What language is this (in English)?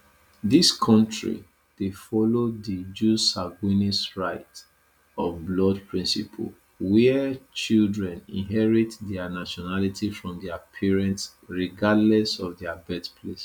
Nigerian Pidgin